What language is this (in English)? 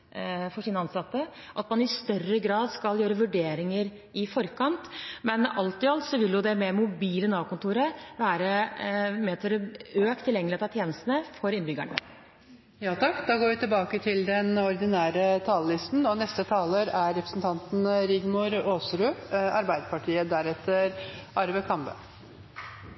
Norwegian